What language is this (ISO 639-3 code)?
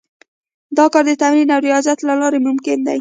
pus